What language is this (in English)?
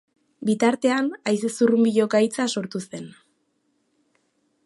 Basque